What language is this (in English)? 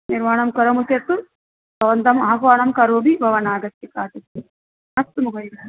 Sanskrit